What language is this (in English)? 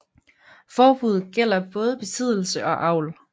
Danish